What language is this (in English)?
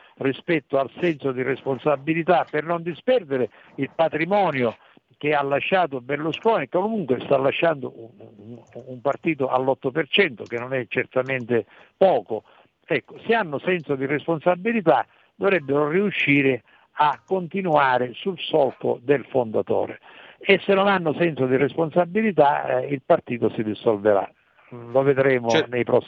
Italian